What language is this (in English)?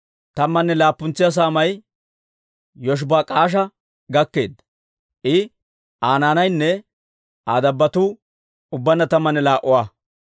Dawro